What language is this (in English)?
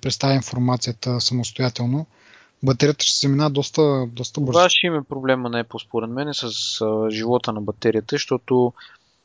Bulgarian